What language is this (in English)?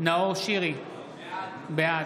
Hebrew